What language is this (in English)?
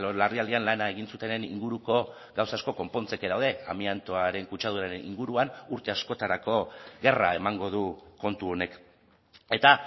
Basque